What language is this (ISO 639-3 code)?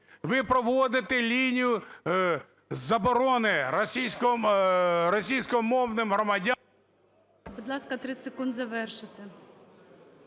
ukr